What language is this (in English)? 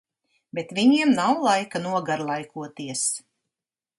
Latvian